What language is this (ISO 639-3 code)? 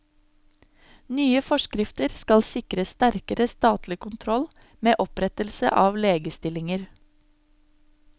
nor